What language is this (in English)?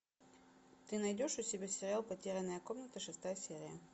Russian